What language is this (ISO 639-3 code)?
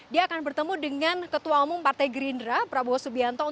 ind